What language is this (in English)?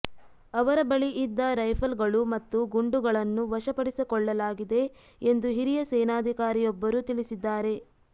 Kannada